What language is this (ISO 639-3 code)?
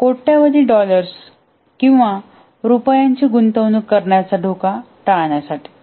mar